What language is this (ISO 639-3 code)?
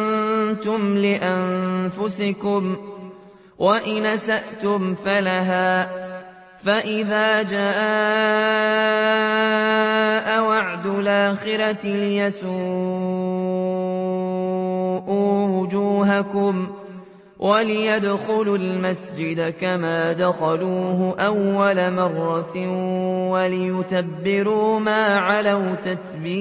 ara